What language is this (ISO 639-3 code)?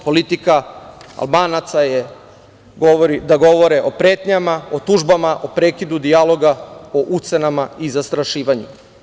srp